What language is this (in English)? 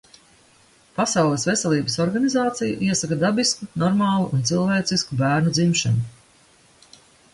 Latvian